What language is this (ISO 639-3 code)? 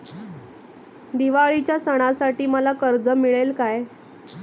mar